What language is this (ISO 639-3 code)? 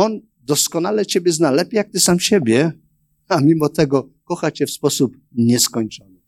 pol